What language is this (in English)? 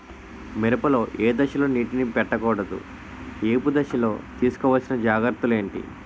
Telugu